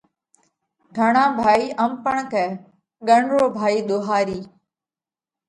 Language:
Parkari Koli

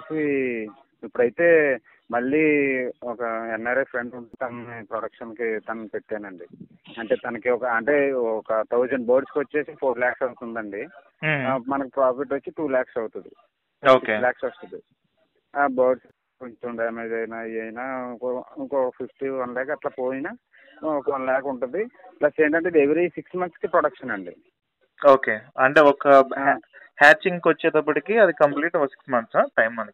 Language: Telugu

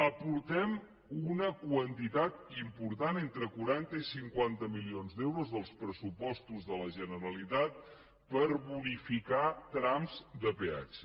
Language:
Catalan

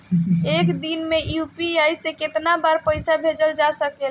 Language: Bhojpuri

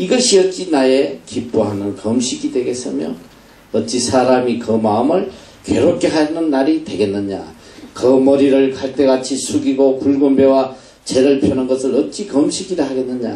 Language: Korean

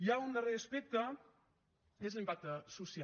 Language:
Catalan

